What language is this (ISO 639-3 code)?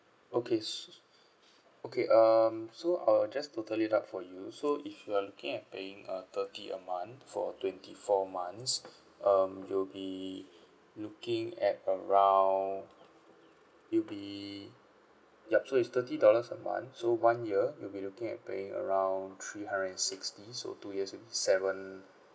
eng